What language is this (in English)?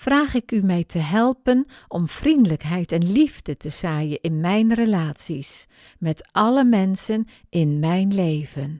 Dutch